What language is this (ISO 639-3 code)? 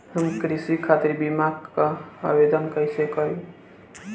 bho